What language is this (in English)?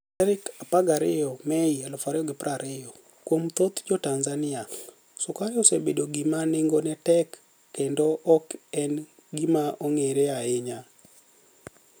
Luo (Kenya and Tanzania)